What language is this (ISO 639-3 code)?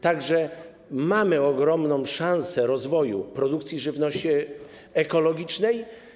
pol